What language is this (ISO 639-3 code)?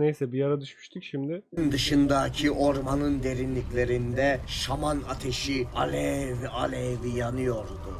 tur